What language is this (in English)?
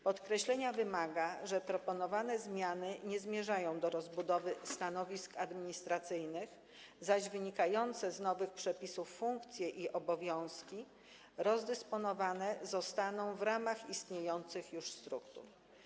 Polish